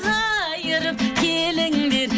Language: Kazakh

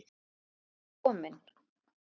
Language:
Icelandic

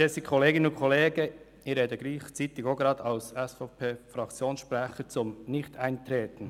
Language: Swiss German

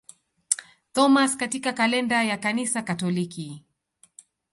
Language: Swahili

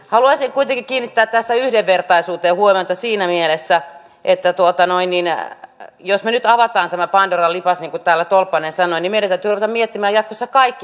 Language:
Finnish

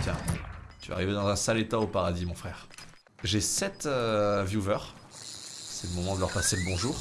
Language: French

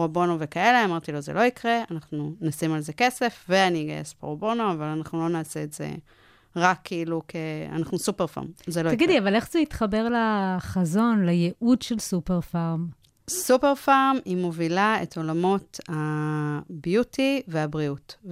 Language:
Hebrew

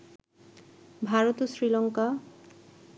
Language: Bangla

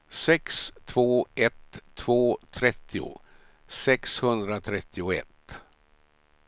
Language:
Swedish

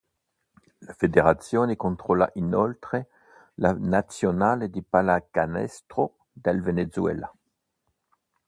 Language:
Italian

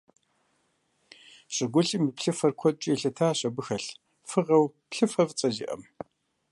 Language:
Kabardian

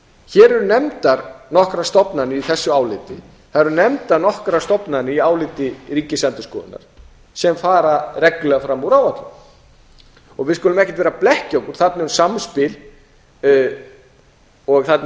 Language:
Icelandic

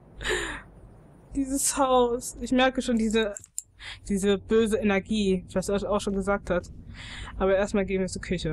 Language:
German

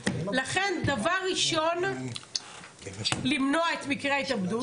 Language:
Hebrew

